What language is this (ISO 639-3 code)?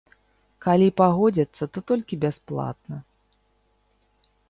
bel